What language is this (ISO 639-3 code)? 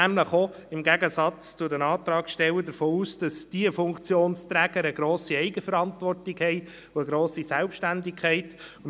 gsw